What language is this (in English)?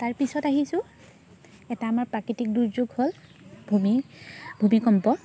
Assamese